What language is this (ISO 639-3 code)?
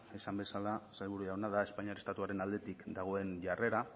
eus